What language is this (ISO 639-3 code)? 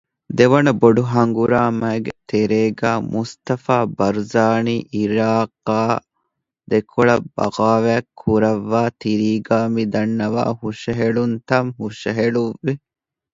div